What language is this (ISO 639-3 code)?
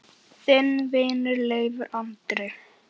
isl